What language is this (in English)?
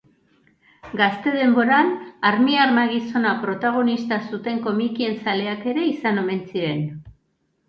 Basque